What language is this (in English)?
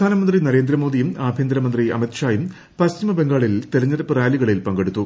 Malayalam